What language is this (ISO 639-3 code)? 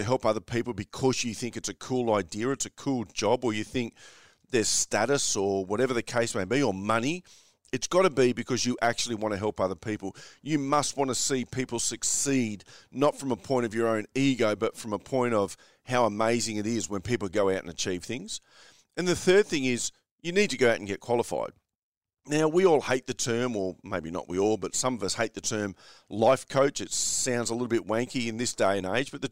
eng